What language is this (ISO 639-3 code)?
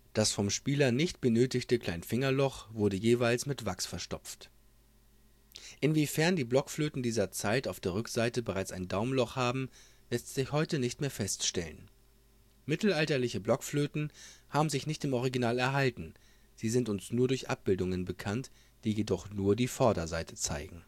deu